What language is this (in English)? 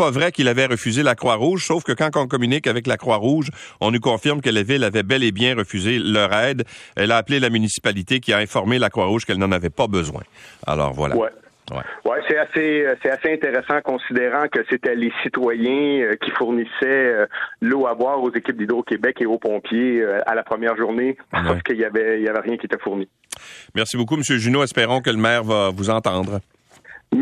French